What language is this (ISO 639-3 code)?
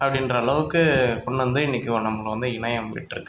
tam